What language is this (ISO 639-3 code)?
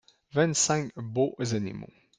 fra